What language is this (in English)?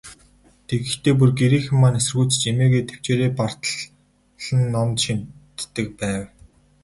Mongolian